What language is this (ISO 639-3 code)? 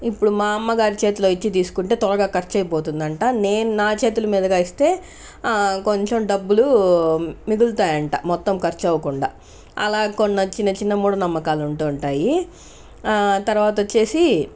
tel